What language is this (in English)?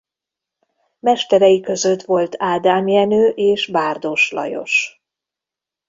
Hungarian